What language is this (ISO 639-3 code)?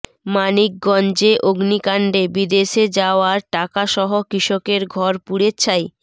ben